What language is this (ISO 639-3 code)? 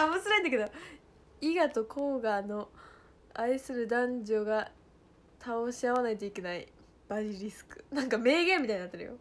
jpn